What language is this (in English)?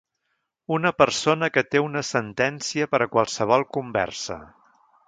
Catalan